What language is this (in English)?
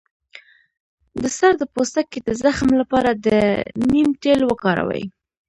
Pashto